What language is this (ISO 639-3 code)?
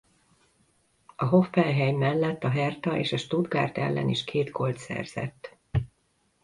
hun